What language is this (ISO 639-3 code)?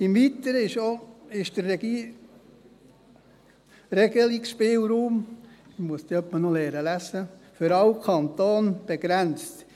gsw